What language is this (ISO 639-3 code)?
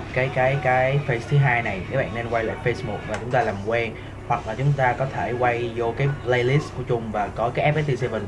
vie